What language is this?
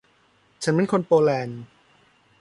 Thai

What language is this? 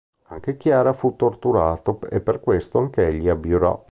Italian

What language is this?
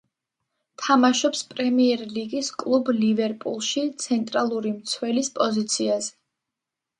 Georgian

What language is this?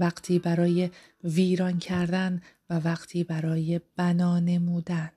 Persian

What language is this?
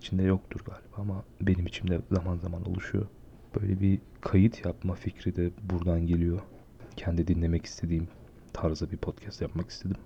Turkish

